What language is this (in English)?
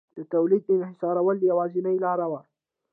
Pashto